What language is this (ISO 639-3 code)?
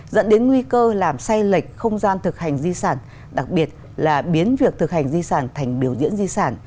vie